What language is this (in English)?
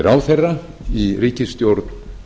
Icelandic